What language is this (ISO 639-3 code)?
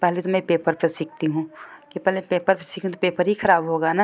hin